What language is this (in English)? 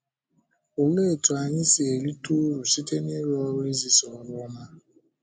Igbo